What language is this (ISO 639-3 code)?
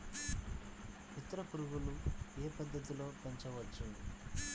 tel